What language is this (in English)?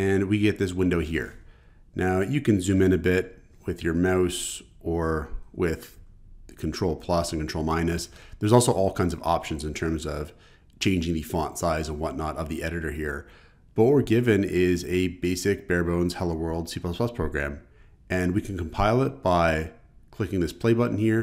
English